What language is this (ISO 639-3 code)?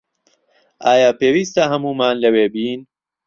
ckb